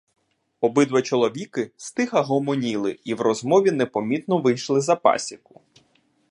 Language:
Ukrainian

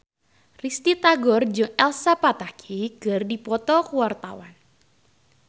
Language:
Sundanese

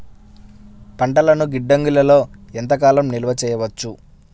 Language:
Telugu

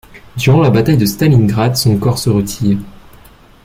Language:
French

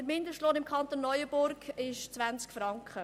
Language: Swiss German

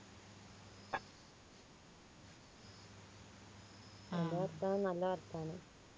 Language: Malayalam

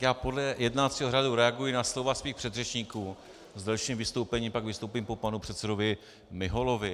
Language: Czech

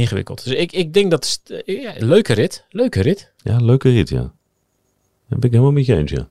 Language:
Dutch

